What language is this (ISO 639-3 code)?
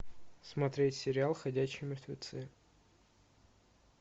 rus